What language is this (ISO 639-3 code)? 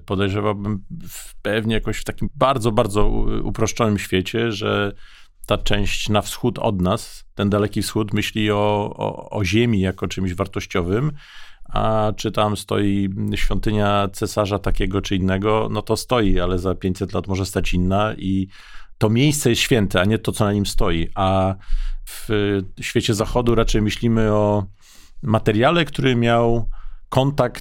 pol